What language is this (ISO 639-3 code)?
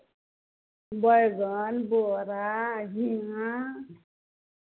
mai